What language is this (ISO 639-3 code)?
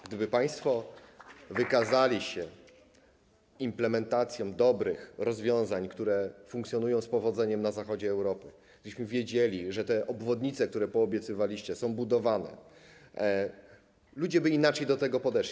pol